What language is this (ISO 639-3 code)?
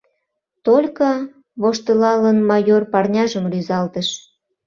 chm